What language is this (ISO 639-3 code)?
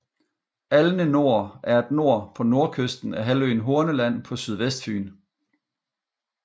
dan